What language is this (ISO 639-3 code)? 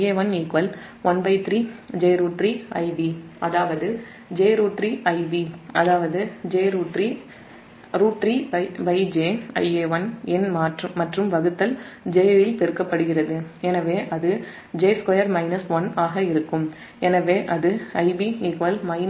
tam